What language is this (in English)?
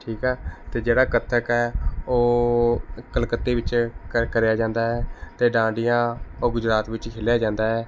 Punjabi